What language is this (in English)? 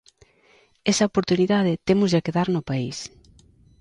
Galician